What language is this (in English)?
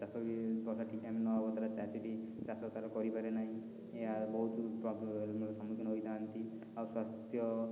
Odia